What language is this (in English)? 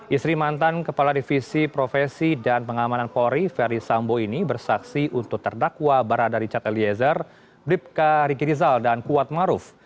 Indonesian